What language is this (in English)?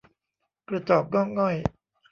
Thai